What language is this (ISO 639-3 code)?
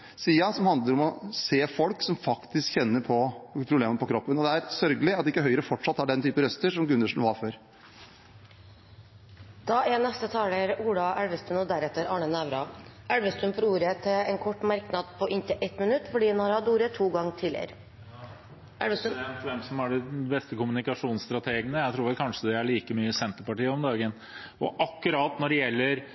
nob